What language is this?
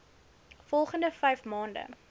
Afrikaans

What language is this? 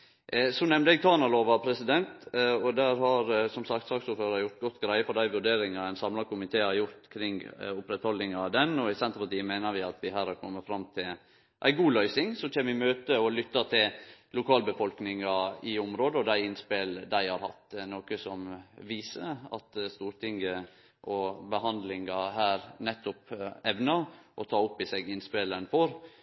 Norwegian Nynorsk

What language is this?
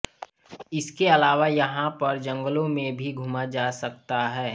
Hindi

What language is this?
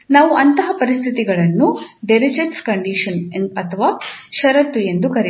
Kannada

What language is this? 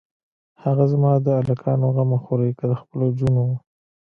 Pashto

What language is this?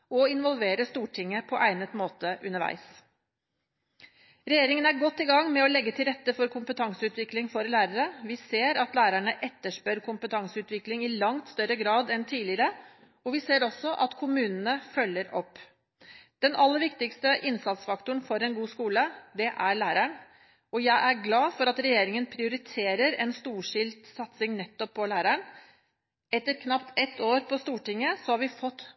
Norwegian Bokmål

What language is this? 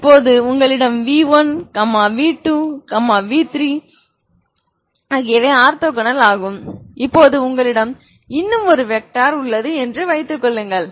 Tamil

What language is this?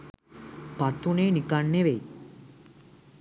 Sinhala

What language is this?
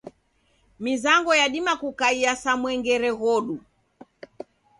Taita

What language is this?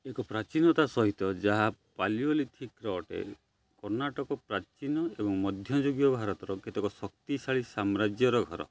Odia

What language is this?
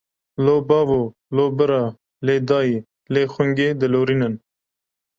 Kurdish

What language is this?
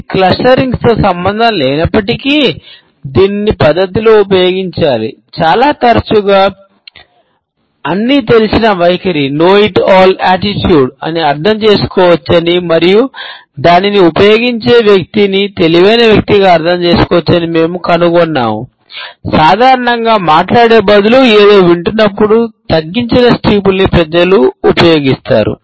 Telugu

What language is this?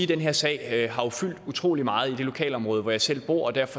Danish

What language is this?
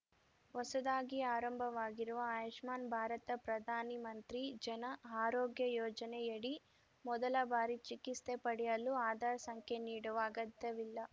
Kannada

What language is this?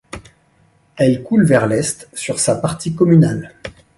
French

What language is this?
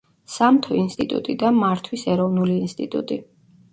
Georgian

